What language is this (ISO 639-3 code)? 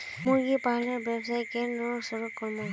mag